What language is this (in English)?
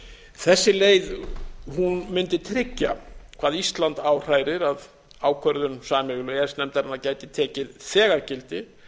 Icelandic